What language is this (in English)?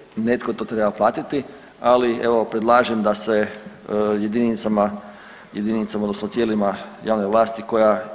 Croatian